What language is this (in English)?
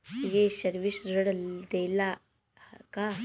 Bhojpuri